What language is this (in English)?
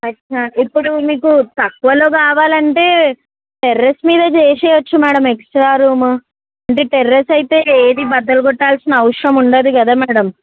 Telugu